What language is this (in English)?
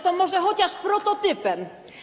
Polish